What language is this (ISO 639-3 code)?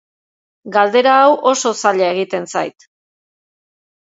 eus